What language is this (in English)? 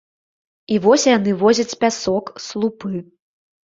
Belarusian